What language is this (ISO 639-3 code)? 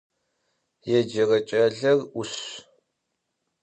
ady